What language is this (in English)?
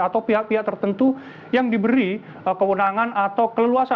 Indonesian